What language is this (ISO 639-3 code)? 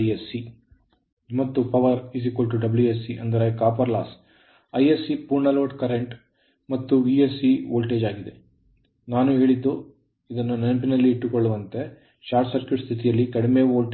kan